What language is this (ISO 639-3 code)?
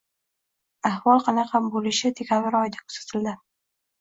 uzb